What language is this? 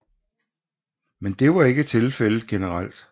Danish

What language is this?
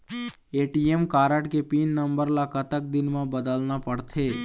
Chhattisgarhi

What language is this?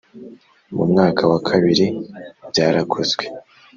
Kinyarwanda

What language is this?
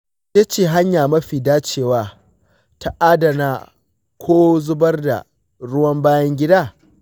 Hausa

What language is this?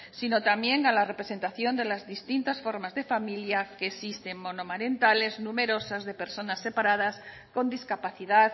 Spanish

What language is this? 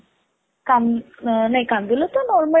Odia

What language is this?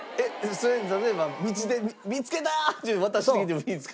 Japanese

